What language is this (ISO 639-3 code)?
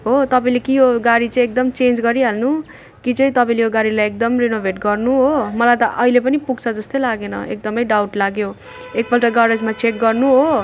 nep